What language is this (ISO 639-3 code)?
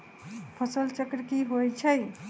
mag